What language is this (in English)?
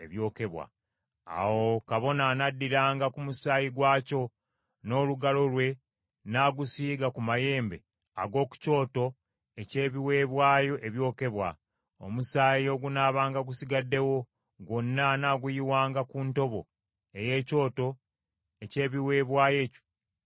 Ganda